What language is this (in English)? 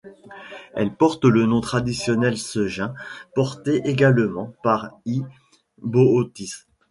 French